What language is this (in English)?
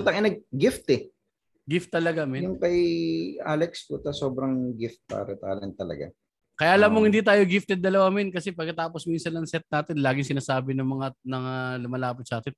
Filipino